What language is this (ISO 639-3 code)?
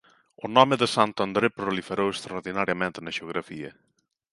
glg